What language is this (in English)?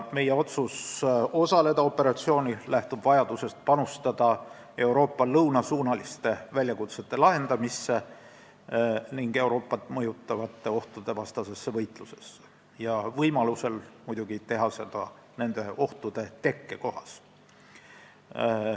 Estonian